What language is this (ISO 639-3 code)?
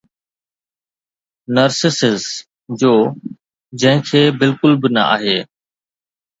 snd